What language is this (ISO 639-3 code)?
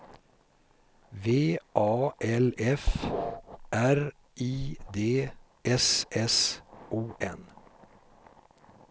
swe